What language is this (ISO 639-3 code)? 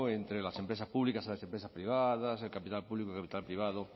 spa